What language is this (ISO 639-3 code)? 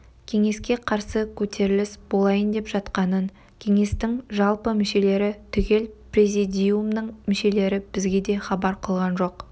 kaz